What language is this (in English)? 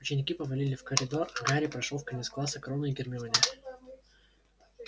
Russian